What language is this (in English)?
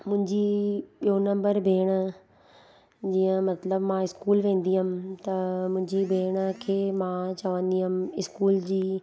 Sindhi